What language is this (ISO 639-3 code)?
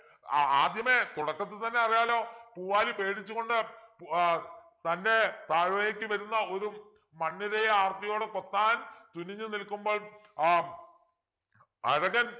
mal